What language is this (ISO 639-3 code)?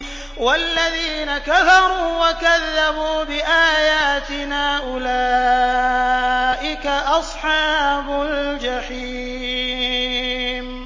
ara